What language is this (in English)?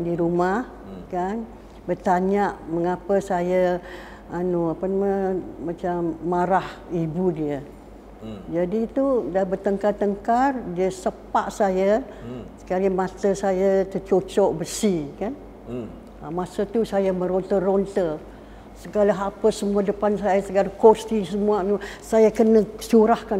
Malay